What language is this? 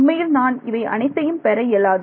Tamil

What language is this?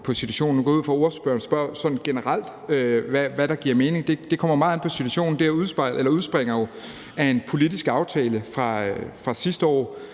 Danish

